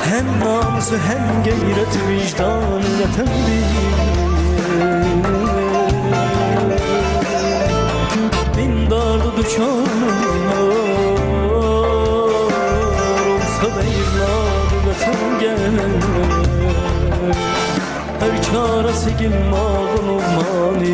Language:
Turkish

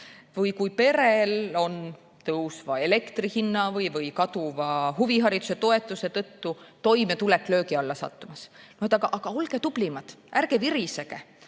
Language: Estonian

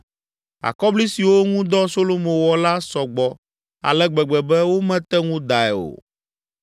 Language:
Ewe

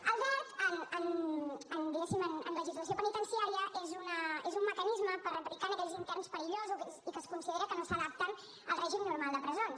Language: Catalan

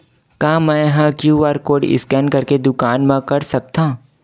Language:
Chhattisgarhi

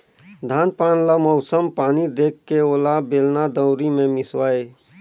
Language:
Chhattisgarhi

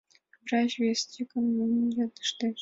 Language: Mari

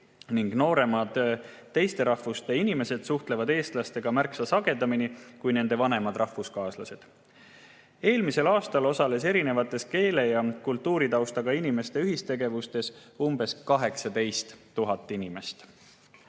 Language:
Estonian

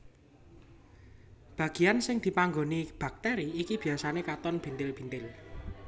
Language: Javanese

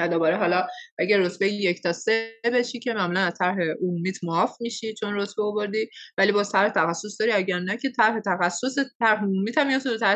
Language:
Persian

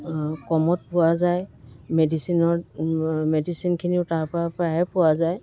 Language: Assamese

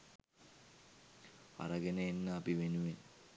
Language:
Sinhala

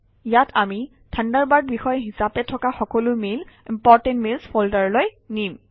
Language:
Assamese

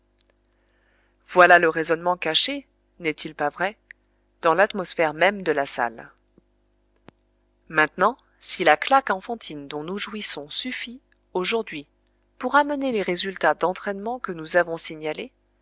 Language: French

